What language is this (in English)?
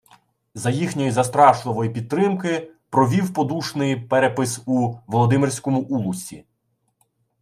Ukrainian